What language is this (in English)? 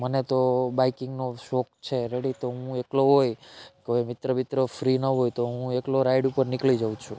Gujarati